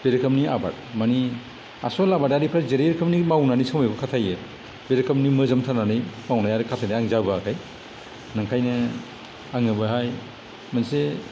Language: Bodo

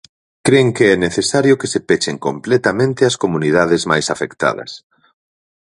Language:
Galician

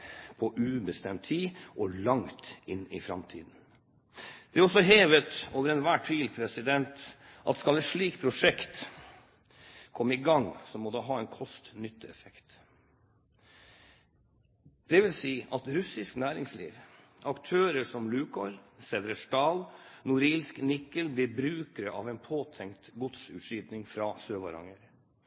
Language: Norwegian Bokmål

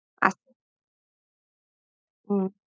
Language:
Assamese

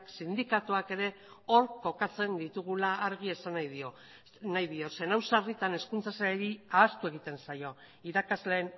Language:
Basque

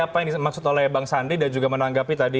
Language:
Indonesian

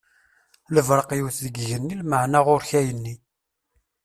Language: Kabyle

